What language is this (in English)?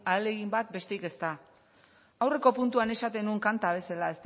Basque